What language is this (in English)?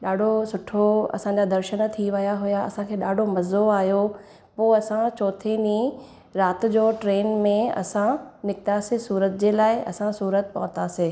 Sindhi